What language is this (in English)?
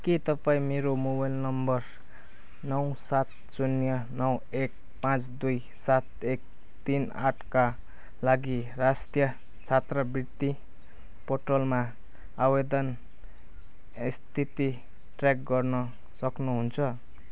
Nepali